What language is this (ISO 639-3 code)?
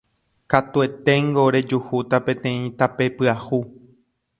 grn